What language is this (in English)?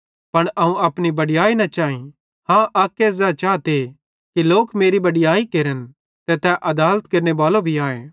Bhadrawahi